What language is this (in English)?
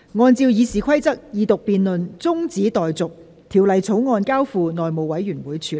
Cantonese